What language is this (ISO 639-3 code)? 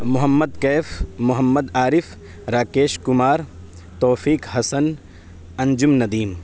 urd